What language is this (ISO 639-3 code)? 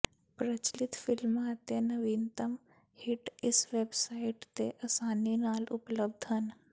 pan